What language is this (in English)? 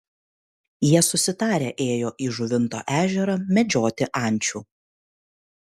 Lithuanian